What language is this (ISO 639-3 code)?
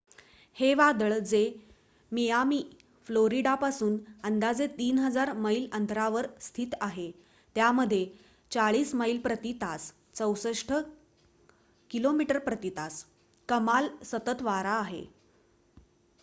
mar